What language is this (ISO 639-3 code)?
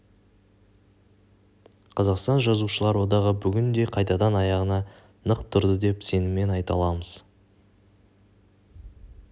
kaz